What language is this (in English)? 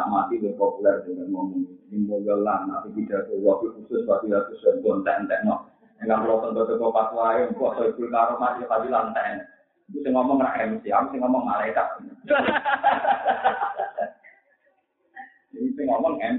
Indonesian